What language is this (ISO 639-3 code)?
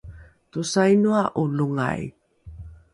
dru